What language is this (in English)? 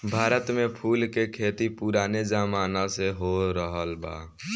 Bhojpuri